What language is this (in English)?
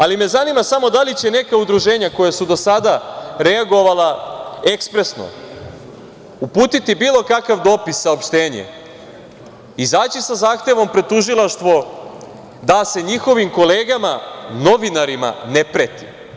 Serbian